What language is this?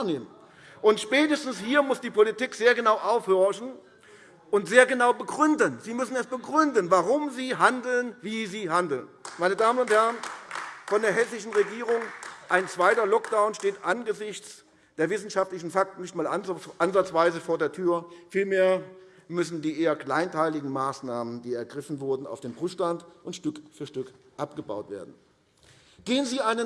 German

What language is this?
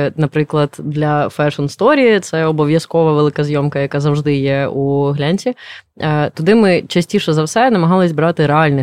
Ukrainian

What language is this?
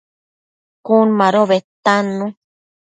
Matsés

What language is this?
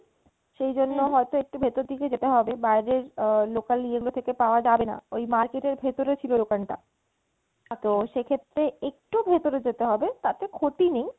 Bangla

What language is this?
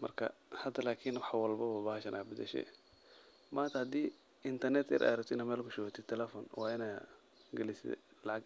Somali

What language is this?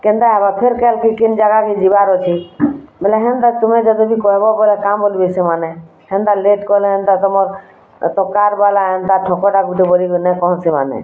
Odia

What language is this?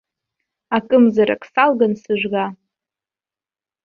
Abkhazian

